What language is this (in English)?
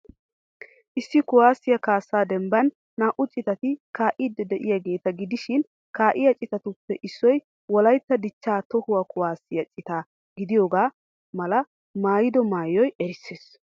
Wolaytta